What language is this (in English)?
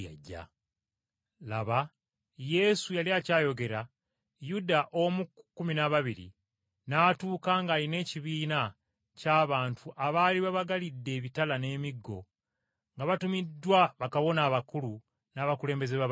Ganda